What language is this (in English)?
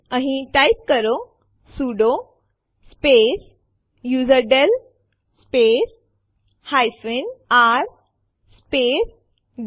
Gujarati